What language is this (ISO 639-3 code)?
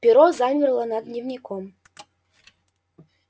rus